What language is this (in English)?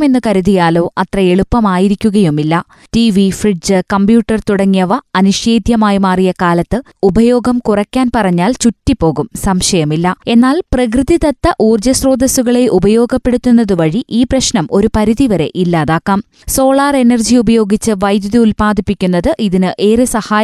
Malayalam